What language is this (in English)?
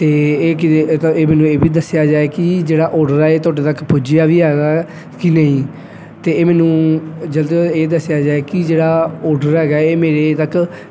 Punjabi